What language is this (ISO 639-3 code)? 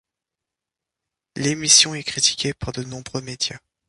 fra